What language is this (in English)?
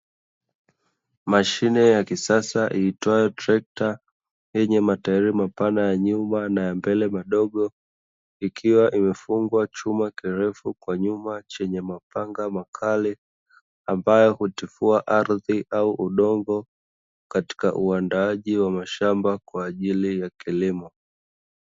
Swahili